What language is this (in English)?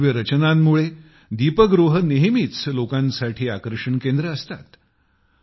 Marathi